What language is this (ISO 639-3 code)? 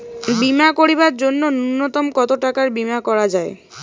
ben